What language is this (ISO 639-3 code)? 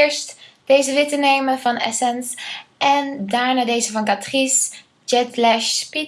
nld